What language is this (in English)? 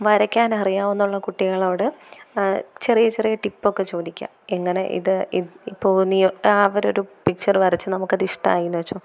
Malayalam